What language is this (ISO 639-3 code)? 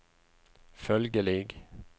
nor